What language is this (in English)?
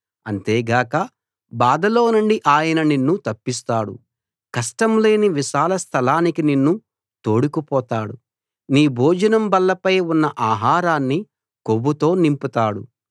Telugu